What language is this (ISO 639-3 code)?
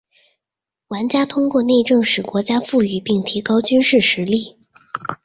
zho